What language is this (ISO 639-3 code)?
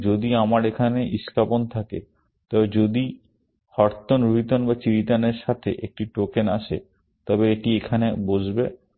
ben